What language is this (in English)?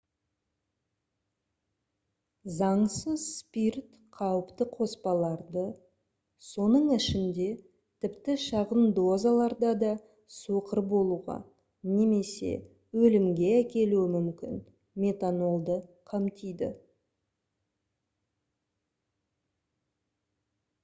Kazakh